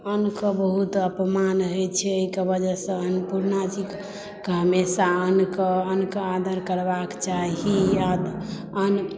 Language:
Maithili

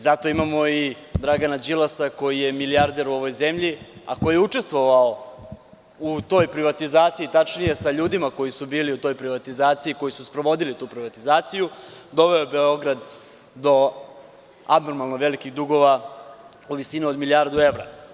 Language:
Serbian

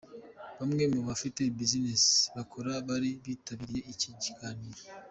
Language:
Kinyarwanda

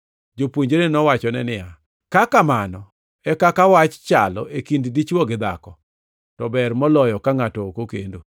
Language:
Luo (Kenya and Tanzania)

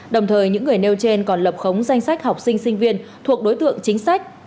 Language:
Vietnamese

